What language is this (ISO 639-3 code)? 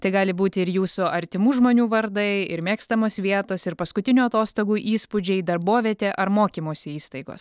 lit